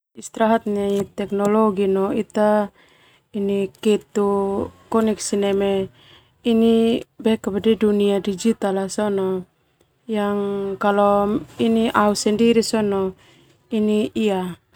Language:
Termanu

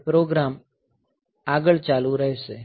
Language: Gujarati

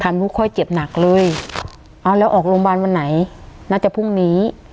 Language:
Thai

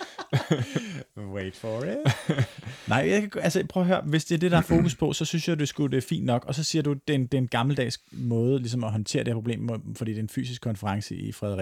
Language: Danish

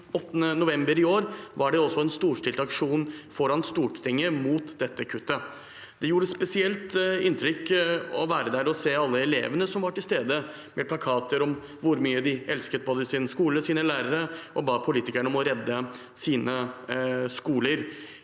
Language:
Norwegian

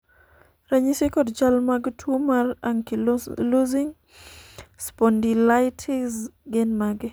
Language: Luo (Kenya and Tanzania)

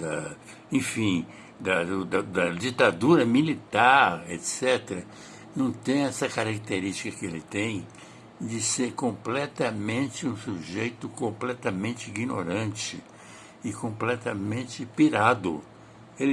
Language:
Portuguese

